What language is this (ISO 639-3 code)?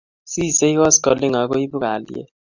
kln